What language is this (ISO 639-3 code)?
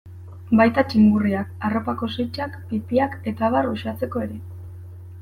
eus